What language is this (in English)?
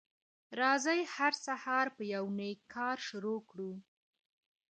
Pashto